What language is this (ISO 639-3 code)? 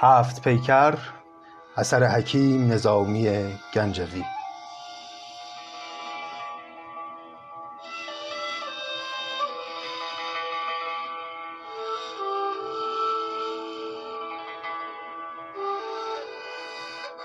fas